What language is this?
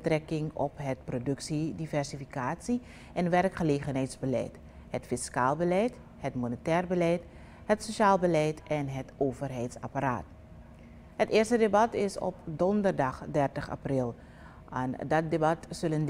Dutch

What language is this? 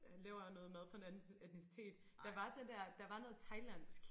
Danish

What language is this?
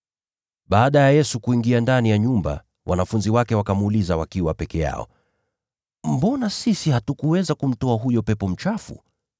Swahili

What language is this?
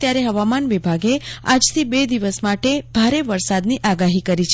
Gujarati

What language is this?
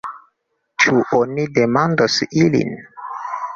Esperanto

